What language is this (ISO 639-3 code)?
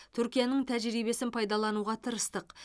kaz